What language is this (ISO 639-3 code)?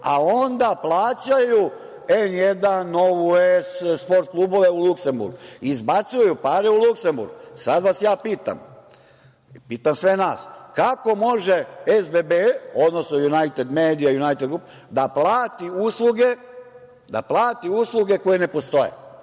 srp